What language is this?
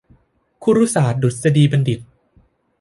Thai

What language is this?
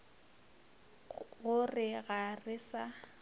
Northern Sotho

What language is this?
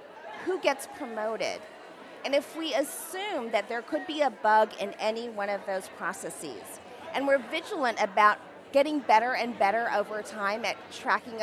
English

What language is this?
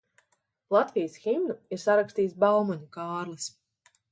Latvian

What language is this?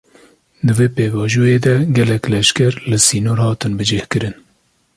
Kurdish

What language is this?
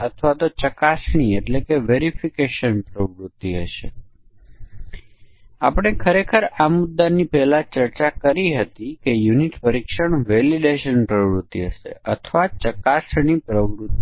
Gujarati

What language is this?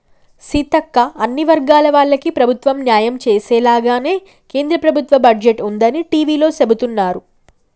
Telugu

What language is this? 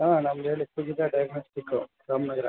Kannada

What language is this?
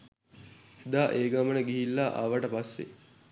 Sinhala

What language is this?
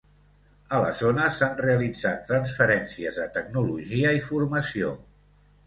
Catalan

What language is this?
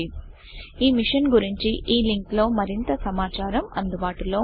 Telugu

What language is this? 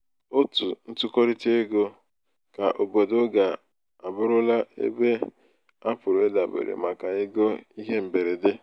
Igbo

